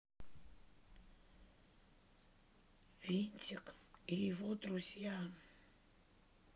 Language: Russian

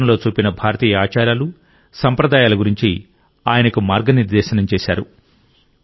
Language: Telugu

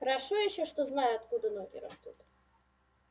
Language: Russian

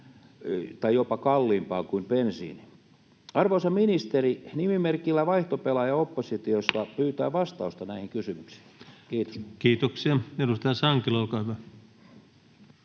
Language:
Finnish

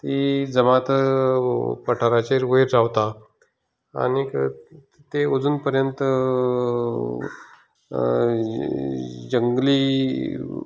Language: Konkani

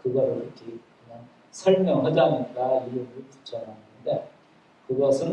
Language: Korean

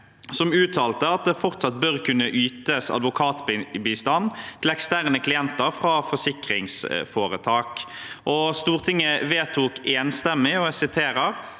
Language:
Norwegian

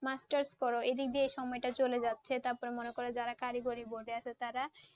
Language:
Bangla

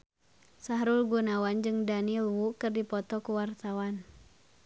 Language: Sundanese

